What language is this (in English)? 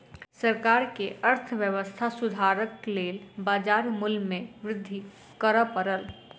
Maithili